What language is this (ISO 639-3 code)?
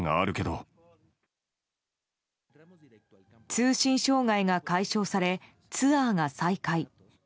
jpn